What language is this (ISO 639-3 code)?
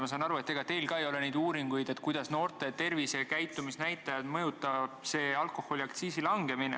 est